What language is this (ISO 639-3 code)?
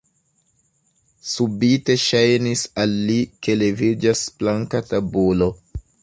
epo